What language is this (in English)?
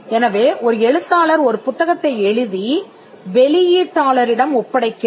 Tamil